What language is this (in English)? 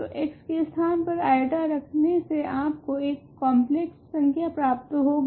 Hindi